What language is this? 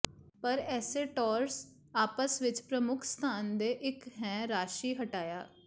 Punjabi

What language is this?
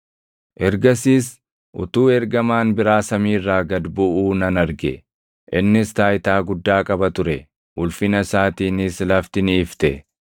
Oromo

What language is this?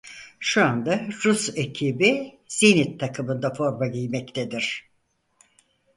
Turkish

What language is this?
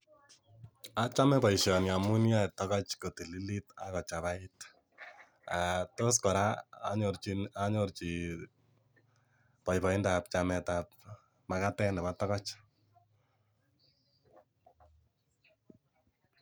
Kalenjin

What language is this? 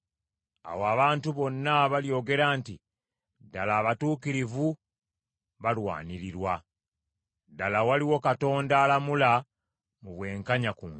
Ganda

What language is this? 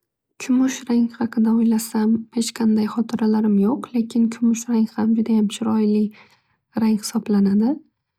Uzbek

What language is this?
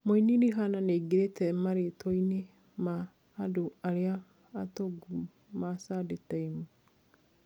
Kikuyu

